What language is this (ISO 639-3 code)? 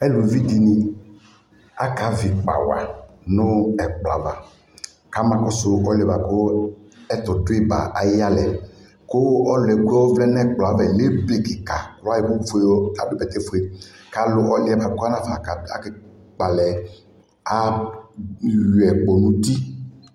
kpo